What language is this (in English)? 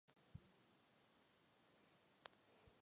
Czech